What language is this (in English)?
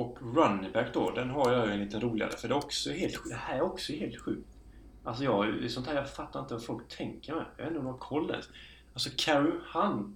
Swedish